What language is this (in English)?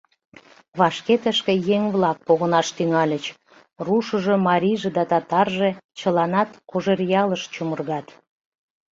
Mari